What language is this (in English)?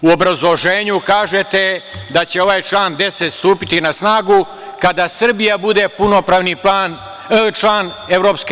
Serbian